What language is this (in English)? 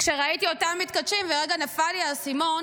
Hebrew